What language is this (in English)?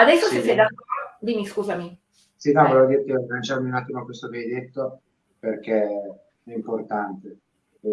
Italian